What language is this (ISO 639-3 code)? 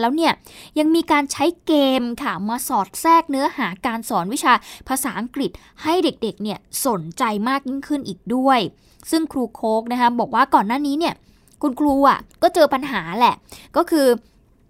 tha